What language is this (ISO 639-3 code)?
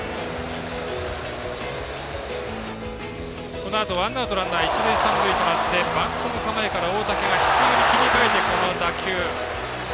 jpn